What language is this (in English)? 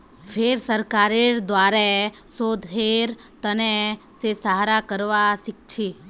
Magahi